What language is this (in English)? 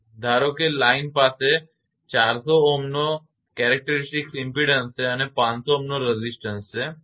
Gujarati